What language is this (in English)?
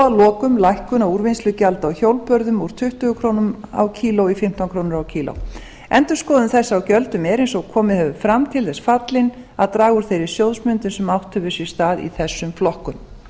Icelandic